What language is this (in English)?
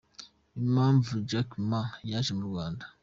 Kinyarwanda